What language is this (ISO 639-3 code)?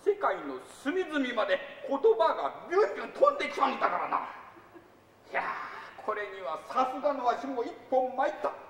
jpn